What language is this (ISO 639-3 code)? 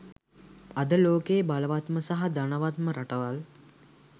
sin